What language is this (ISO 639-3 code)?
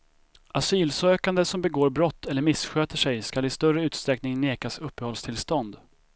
swe